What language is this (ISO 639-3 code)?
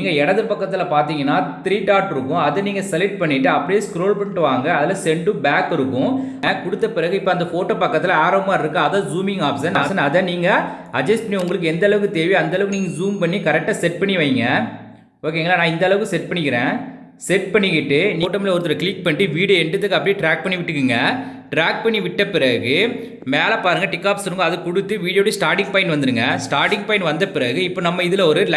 tam